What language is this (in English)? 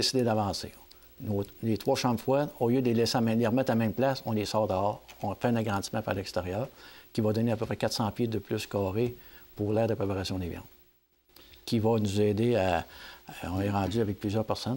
French